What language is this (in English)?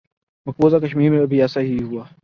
Urdu